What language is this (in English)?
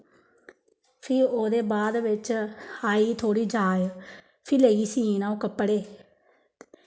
Dogri